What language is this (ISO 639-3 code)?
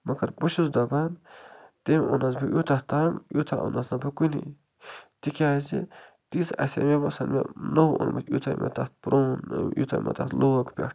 kas